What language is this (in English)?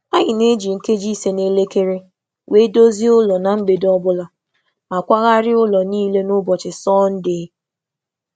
Igbo